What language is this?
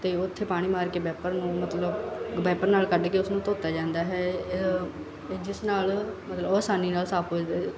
Punjabi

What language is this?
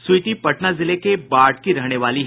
Hindi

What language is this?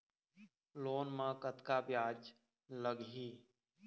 Chhattisgarhi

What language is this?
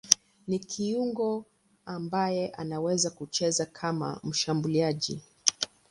Swahili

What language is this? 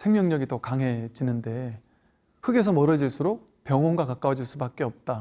Korean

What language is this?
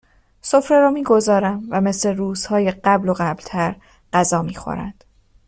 Persian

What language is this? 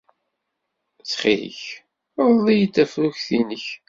Kabyle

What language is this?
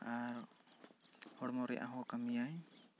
Santali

